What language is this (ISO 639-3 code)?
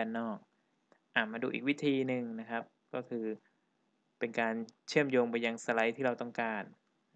tha